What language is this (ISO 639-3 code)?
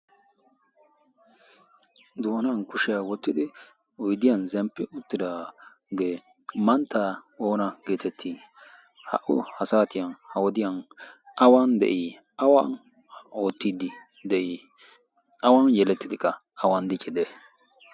wal